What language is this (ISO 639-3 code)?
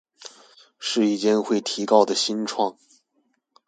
zho